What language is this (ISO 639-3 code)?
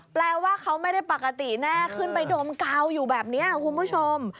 tha